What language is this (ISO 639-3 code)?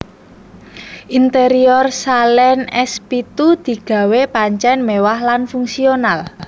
jav